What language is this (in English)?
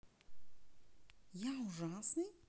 Russian